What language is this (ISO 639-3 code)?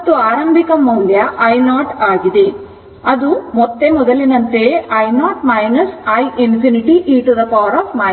kan